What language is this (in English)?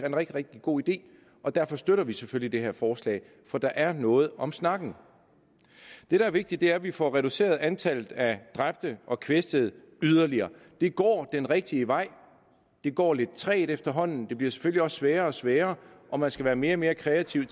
Danish